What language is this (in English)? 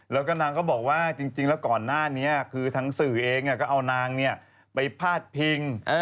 Thai